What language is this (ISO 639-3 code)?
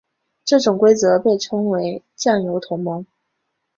zho